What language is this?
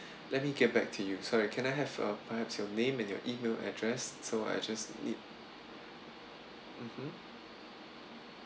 English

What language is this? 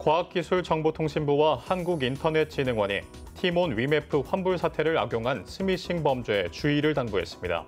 Korean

